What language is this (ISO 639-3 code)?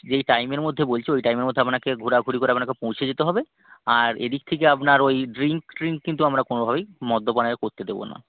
ben